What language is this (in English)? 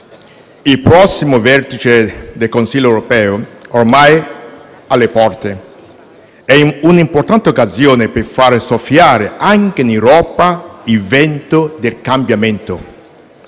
Italian